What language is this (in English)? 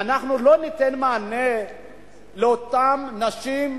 Hebrew